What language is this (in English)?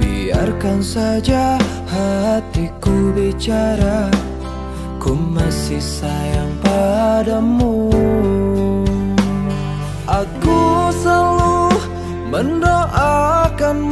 Thai